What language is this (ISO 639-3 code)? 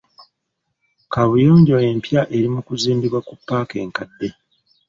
lug